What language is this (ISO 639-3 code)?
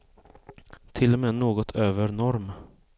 swe